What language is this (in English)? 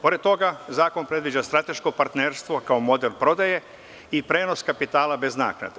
Serbian